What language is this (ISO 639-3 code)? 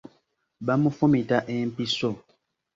lug